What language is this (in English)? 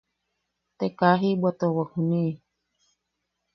Yaqui